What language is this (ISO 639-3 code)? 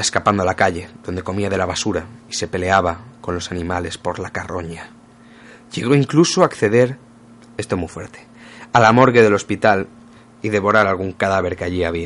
spa